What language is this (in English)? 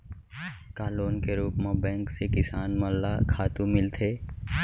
Chhattisgarhi